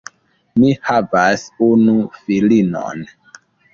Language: Esperanto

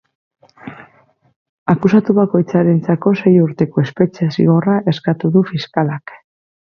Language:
Basque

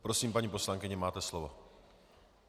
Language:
Czech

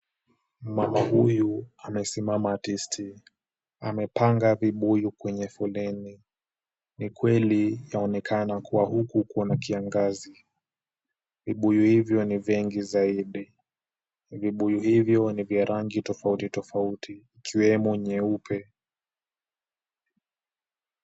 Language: Swahili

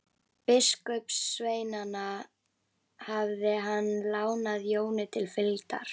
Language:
Icelandic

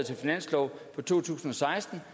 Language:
Danish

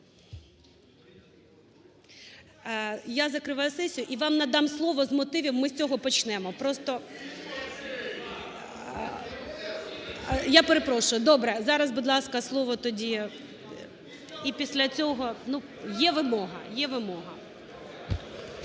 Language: Ukrainian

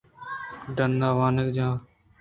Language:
Eastern Balochi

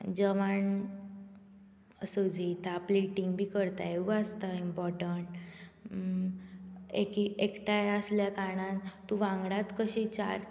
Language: Konkani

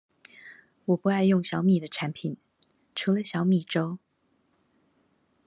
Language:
Chinese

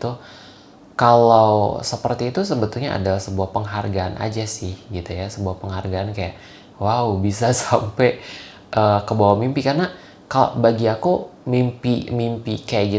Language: Indonesian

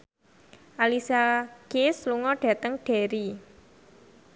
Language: Javanese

